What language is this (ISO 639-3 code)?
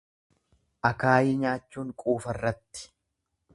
orm